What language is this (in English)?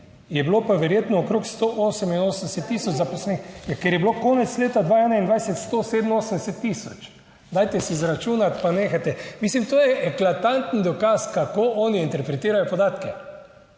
Slovenian